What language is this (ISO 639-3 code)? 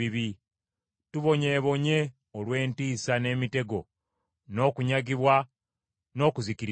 lug